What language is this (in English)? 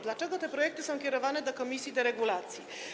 Polish